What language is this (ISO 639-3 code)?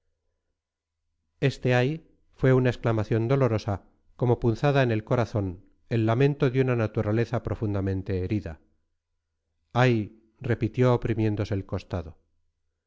spa